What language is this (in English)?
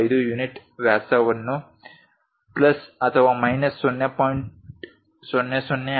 Kannada